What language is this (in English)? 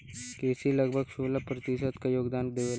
Bhojpuri